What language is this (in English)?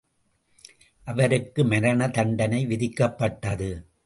Tamil